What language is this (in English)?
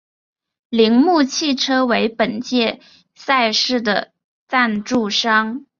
Chinese